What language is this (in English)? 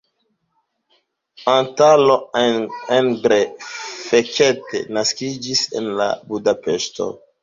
Esperanto